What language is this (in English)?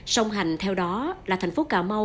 Vietnamese